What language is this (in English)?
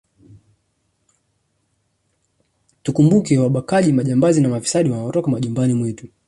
Swahili